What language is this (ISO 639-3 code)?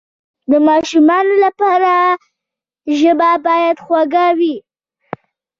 pus